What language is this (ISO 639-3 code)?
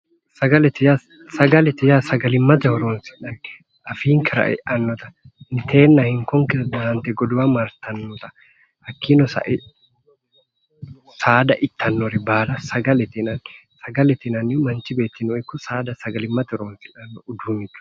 sid